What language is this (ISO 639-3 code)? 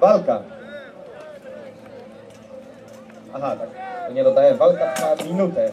pol